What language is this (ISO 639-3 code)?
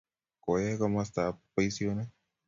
kln